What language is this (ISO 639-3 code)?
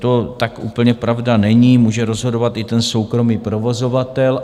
ces